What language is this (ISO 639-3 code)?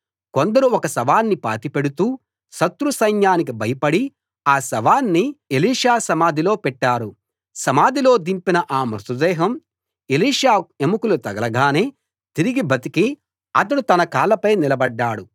tel